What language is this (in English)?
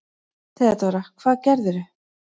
Icelandic